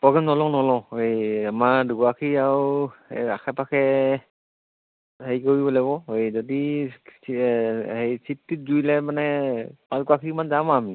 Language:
Assamese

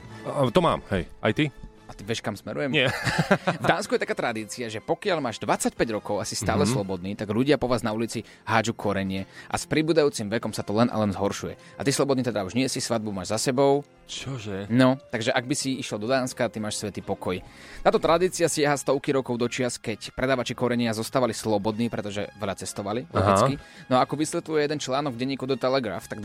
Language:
Slovak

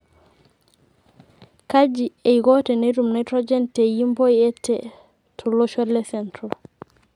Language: Masai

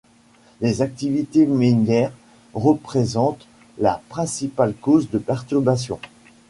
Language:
French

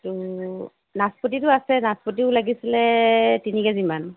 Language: Assamese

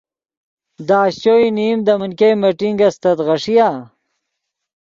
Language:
Yidgha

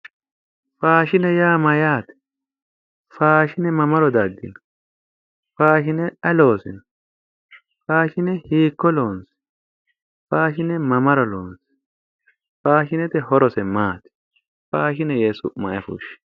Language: Sidamo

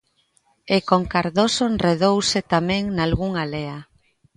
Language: Galician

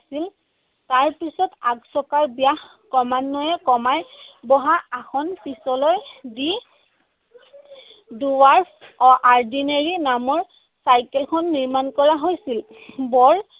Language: Assamese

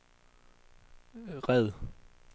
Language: Danish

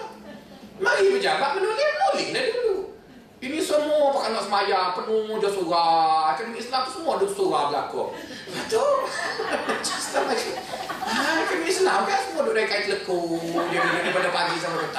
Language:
Malay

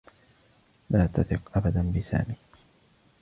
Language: Arabic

